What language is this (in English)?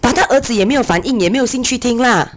English